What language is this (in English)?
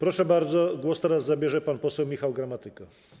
Polish